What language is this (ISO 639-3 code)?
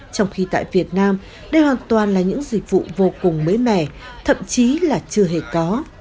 vie